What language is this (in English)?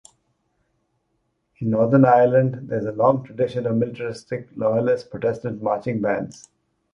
English